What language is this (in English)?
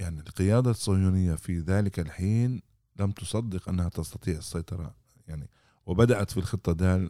Arabic